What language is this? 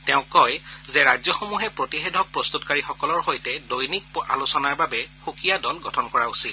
Assamese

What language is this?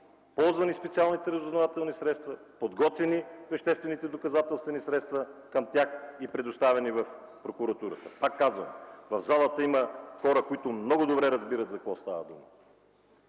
Bulgarian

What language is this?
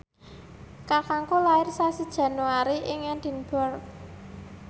Javanese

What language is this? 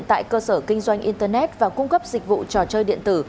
Vietnamese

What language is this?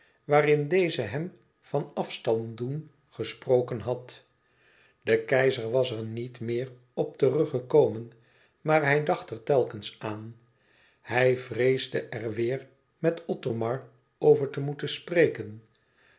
Dutch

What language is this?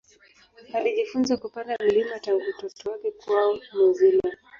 Swahili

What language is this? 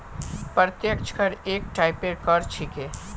Magahi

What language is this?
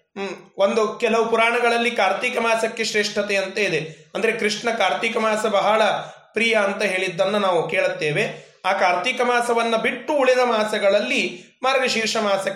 Kannada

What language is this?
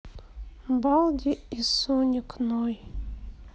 Russian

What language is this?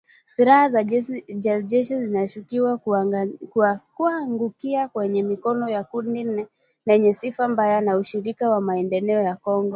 Swahili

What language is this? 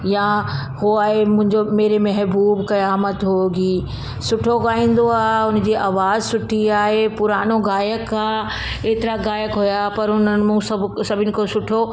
Sindhi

